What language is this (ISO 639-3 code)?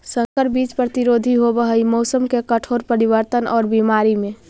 mag